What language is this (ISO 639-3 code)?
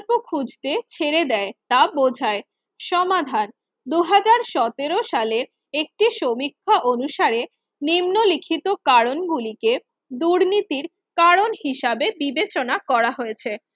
ben